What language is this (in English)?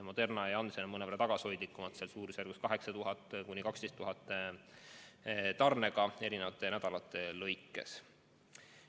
Estonian